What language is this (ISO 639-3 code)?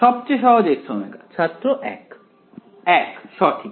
ben